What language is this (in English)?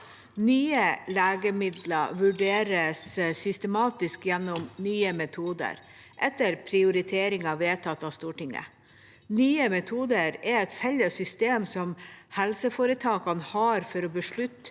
Norwegian